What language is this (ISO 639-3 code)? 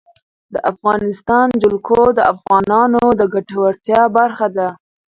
pus